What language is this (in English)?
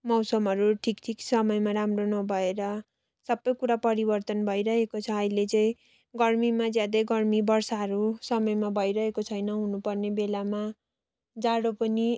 Nepali